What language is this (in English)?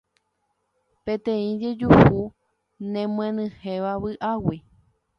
Guarani